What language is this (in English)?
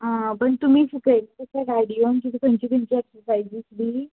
Konkani